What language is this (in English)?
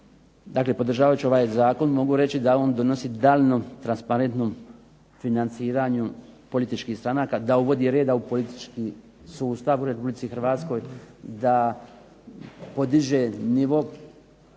Croatian